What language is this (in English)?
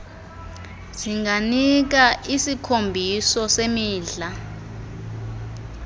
Xhosa